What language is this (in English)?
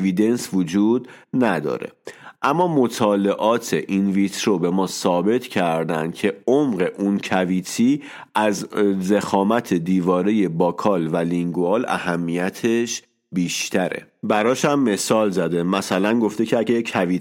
Persian